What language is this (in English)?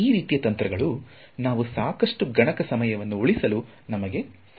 Kannada